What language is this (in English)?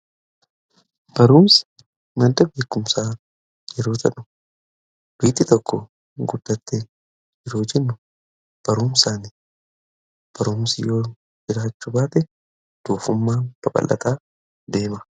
Oromo